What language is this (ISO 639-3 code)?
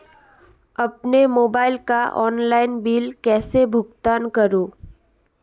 hin